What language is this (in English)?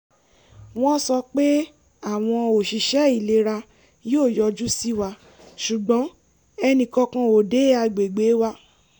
Yoruba